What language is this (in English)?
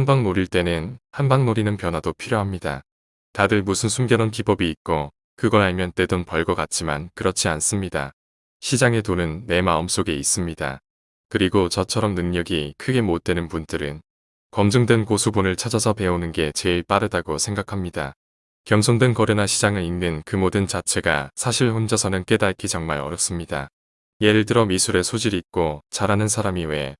Korean